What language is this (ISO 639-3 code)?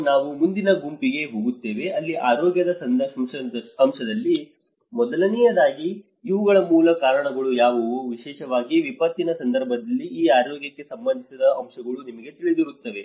kan